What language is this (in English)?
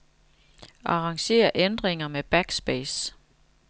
Danish